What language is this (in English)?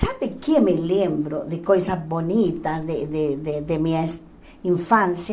Portuguese